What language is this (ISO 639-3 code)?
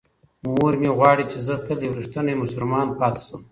pus